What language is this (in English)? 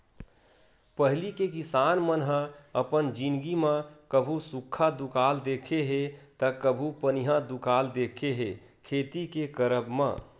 Chhattisgarhi